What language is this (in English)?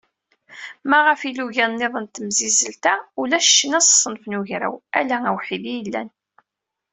Kabyle